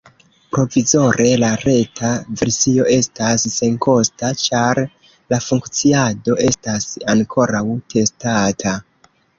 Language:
Esperanto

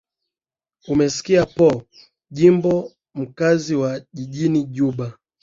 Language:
Swahili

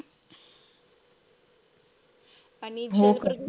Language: Marathi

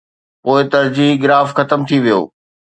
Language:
Sindhi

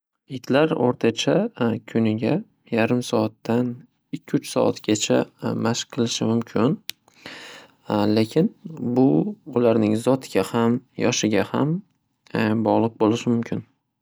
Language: Uzbek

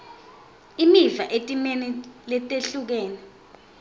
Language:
Swati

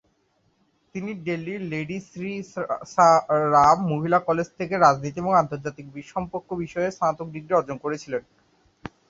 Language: Bangla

